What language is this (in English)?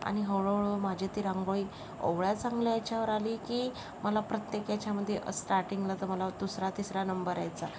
Marathi